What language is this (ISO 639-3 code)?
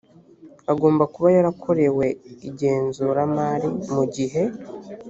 kin